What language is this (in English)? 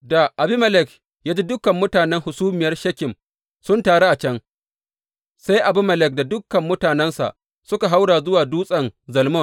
Hausa